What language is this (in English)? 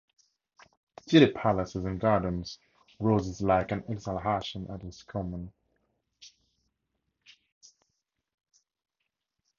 English